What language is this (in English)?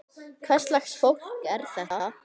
Icelandic